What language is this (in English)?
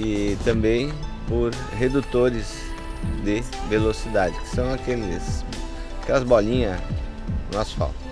Portuguese